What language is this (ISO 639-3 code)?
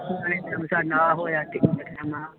pan